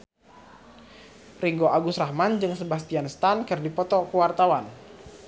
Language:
Sundanese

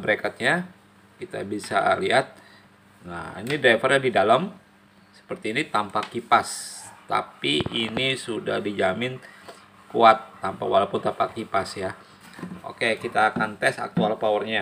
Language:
Indonesian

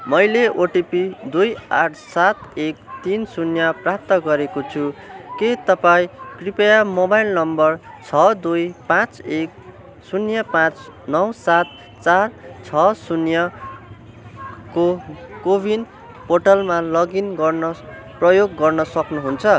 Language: Nepali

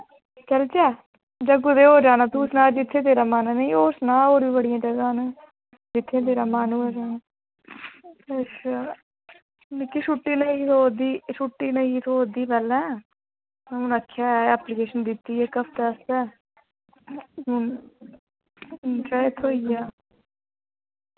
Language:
Dogri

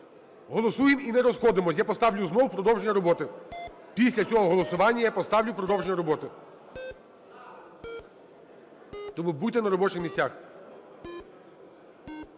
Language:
Ukrainian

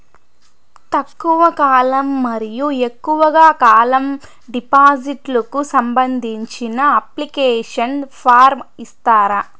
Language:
Telugu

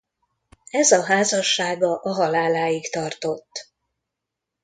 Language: Hungarian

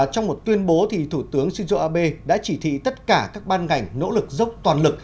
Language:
Vietnamese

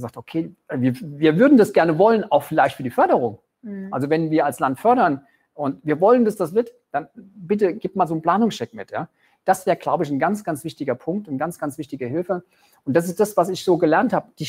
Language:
German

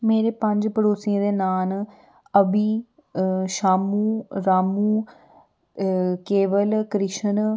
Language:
Dogri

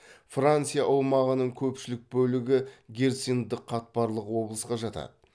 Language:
Kazakh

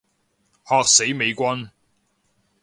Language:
Cantonese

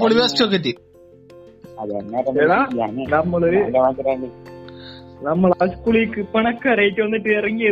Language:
Malayalam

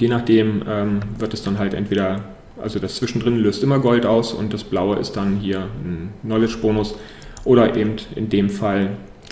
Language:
German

